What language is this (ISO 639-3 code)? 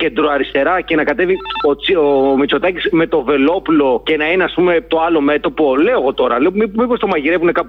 ell